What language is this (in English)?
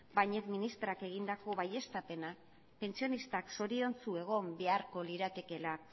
Basque